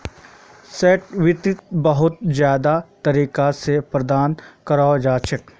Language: Magahi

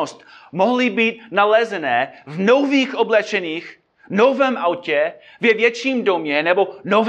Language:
Czech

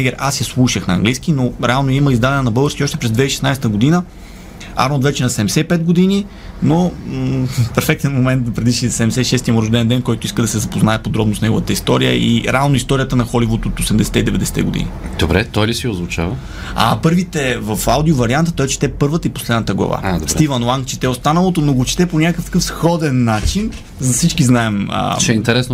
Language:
Bulgarian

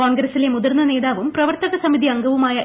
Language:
Malayalam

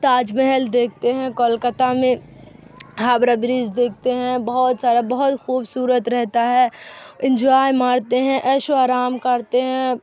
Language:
Urdu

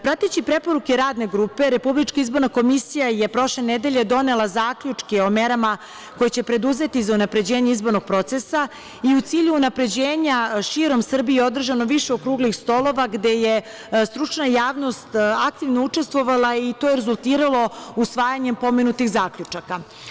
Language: Serbian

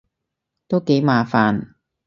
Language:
Cantonese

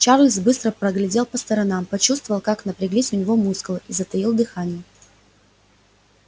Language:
Russian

